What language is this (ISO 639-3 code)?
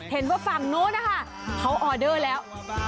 tha